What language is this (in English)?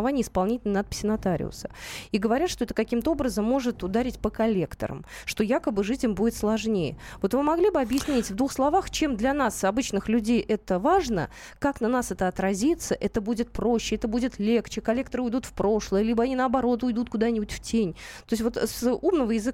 Russian